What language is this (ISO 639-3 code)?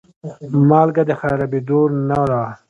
pus